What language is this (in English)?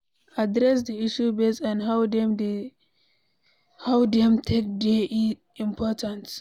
Nigerian Pidgin